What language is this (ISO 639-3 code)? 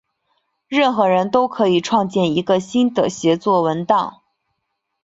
zho